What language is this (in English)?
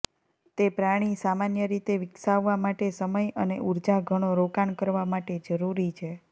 Gujarati